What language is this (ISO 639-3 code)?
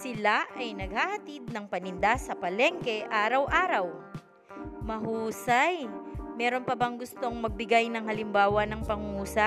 fil